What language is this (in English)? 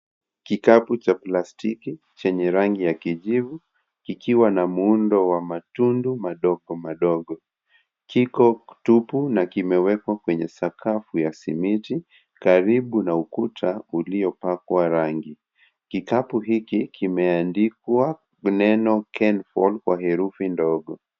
Swahili